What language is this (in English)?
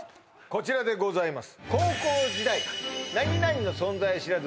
Japanese